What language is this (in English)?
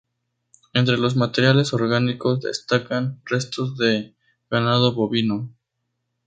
Spanish